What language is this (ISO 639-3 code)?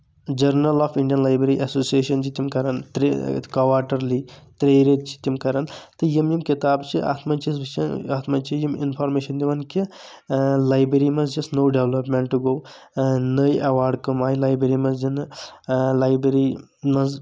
kas